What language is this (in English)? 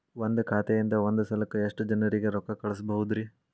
Kannada